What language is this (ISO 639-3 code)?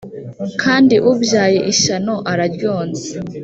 kin